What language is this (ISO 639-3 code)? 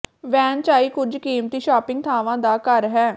pan